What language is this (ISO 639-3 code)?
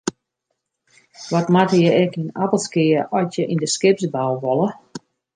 fry